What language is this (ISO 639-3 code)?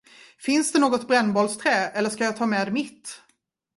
swe